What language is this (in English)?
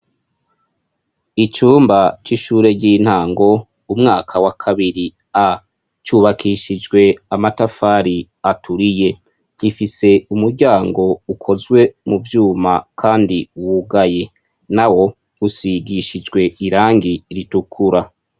Rundi